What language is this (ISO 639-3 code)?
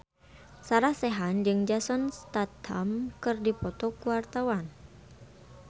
sun